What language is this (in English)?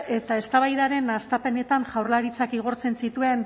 Basque